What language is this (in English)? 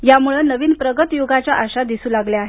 Marathi